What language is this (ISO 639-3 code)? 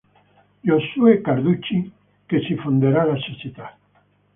ita